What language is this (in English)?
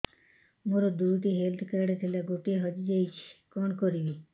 Odia